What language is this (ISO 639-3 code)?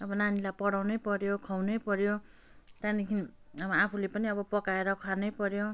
nep